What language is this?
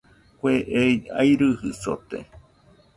Nüpode Huitoto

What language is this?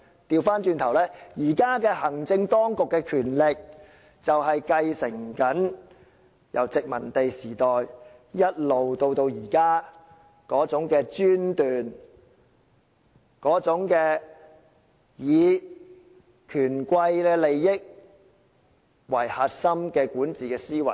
Cantonese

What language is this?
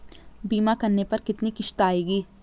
Hindi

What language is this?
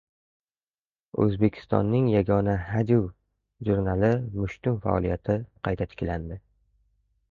Uzbek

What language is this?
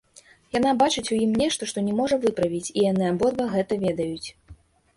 Belarusian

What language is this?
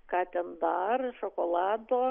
Lithuanian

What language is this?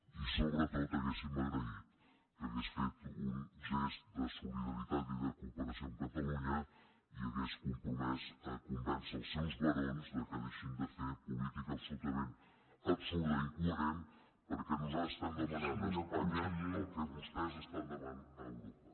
Catalan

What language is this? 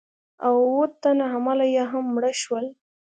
Pashto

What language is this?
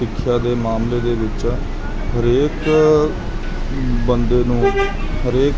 Punjabi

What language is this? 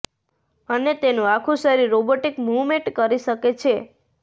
Gujarati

